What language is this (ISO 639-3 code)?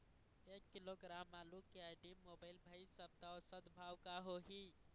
hne